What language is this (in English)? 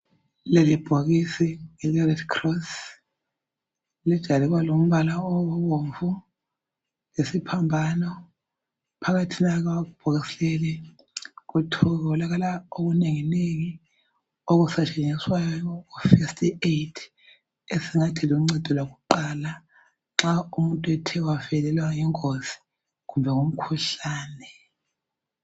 North Ndebele